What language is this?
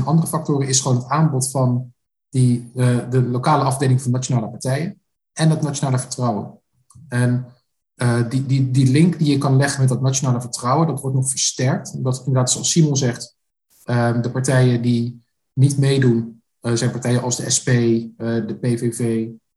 Dutch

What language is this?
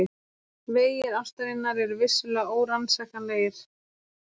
Icelandic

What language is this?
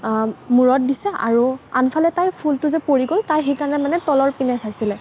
Assamese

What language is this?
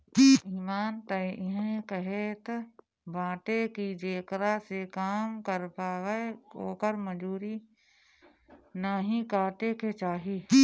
Bhojpuri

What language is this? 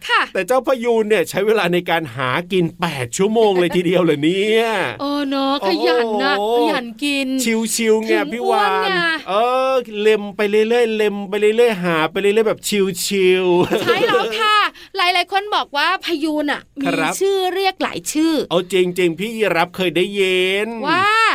Thai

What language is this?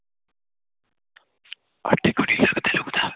Punjabi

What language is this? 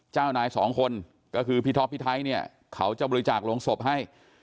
Thai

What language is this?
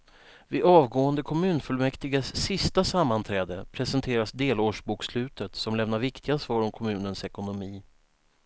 Swedish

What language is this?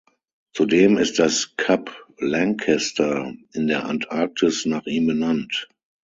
German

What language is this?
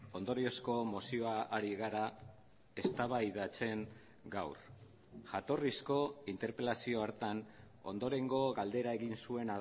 Basque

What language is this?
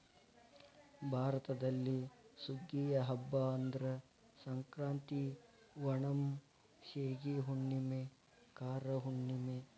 Kannada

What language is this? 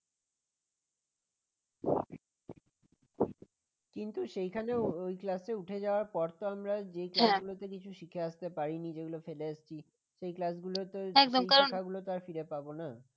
Bangla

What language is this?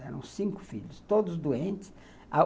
Portuguese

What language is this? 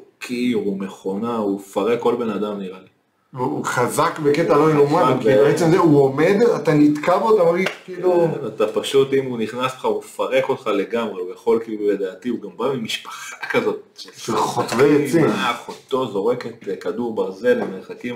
Hebrew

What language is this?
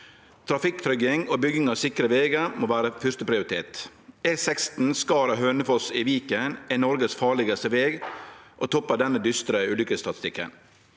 Norwegian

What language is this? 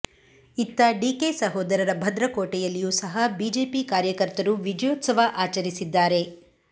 Kannada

